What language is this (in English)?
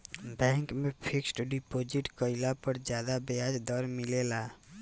Bhojpuri